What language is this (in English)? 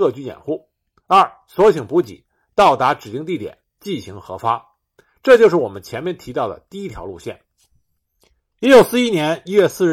Chinese